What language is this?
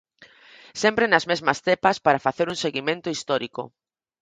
Galician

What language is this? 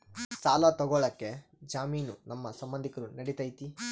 Kannada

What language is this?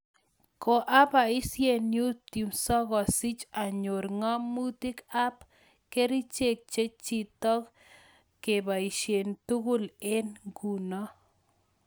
Kalenjin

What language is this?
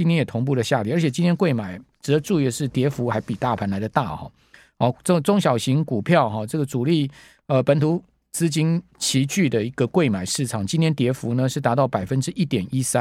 Chinese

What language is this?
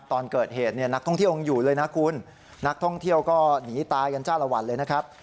Thai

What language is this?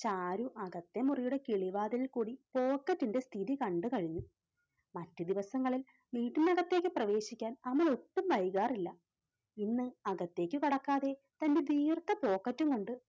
Malayalam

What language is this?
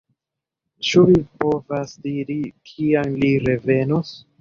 Esperanto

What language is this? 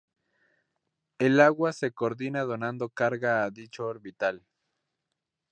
Spanish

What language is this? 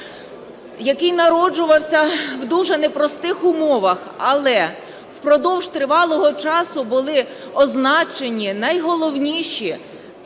Ukrainian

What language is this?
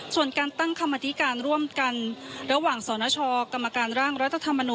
Thai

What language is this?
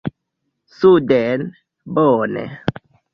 Esperanto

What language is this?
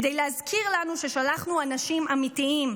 Hebrew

